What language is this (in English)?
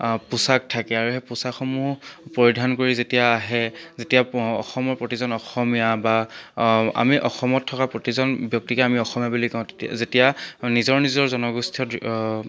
Assamese